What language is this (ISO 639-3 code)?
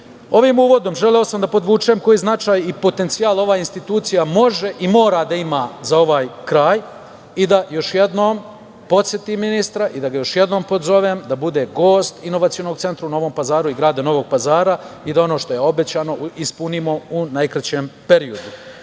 srp